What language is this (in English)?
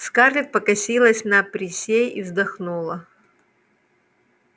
Russian